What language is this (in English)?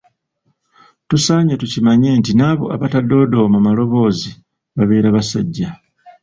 Ganda